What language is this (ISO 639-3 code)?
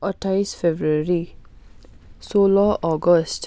nep